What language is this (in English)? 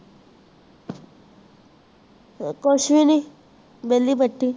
Punjabi